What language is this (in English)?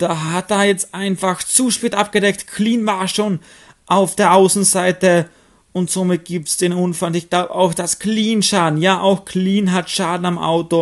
German